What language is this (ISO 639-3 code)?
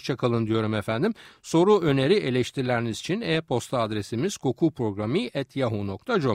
tur